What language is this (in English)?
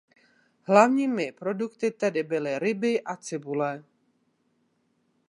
Czech